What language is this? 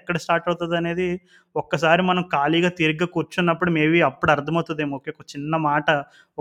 Telugu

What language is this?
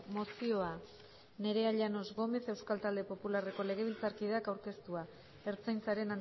Basque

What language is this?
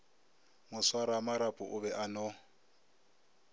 Northern Sotho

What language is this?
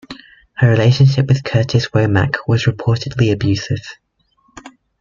English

